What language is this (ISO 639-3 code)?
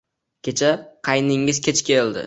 uzb